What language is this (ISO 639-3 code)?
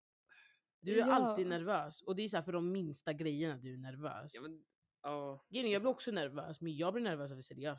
swe